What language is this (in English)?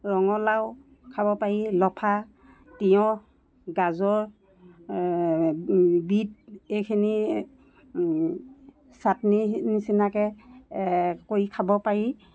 Assamese